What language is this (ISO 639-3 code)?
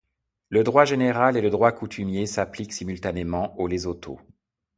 fra